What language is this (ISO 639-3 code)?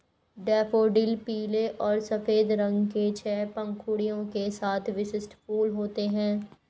hin